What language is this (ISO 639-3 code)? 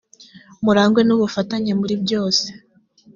kin